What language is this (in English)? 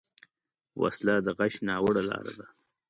Pashto